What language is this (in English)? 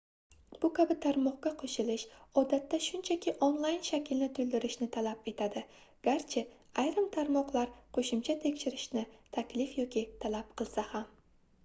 Uzbek